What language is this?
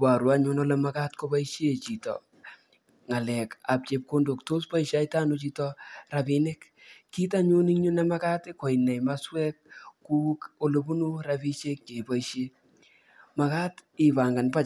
Kalenjin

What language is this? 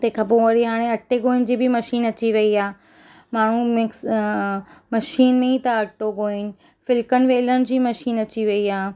Sindhi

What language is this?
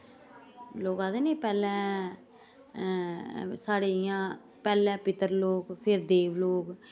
Dogri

